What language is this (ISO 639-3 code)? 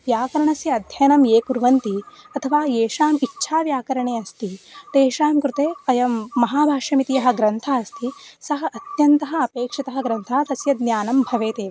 san